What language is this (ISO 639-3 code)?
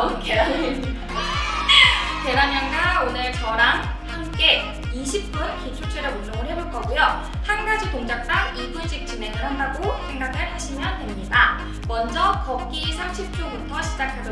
kor